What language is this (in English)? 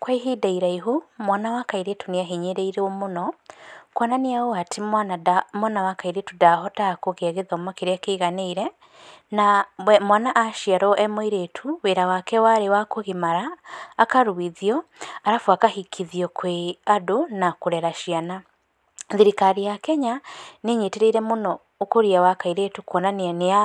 Kikuyu